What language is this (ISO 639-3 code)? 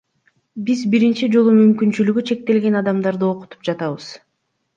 kir